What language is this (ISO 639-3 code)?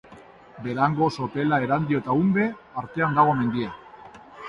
eus